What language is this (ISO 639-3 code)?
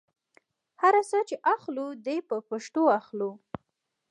pus